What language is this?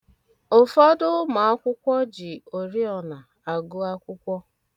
Igbo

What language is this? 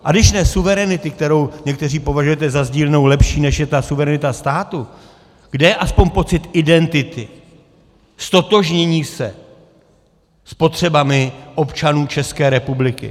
Czech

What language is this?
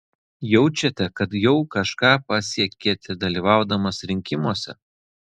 Lithuanian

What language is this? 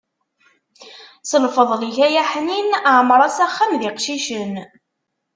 Kabyle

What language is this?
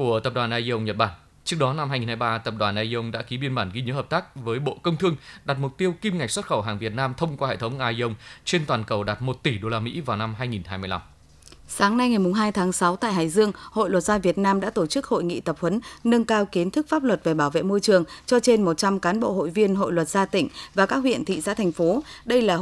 Vietnamese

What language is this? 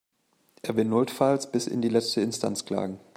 German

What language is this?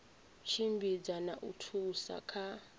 Venda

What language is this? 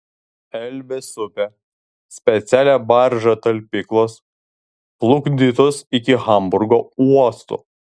Lithuanian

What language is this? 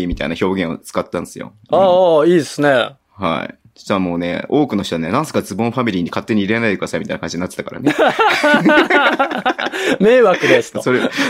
Japanese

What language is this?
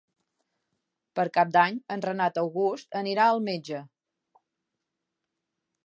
Catalan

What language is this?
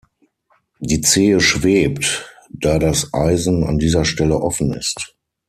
German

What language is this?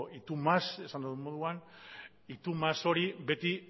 Basque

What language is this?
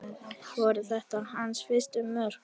Icelandic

